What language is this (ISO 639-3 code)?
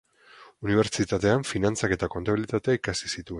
eus